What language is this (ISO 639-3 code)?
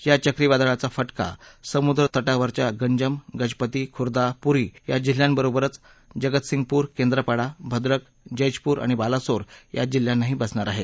mar